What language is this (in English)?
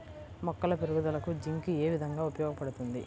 Telugu